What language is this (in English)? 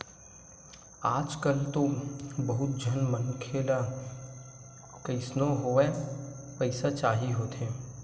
Chhattisgarhi